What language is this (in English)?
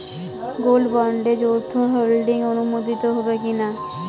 Bangla